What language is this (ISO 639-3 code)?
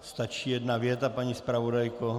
ces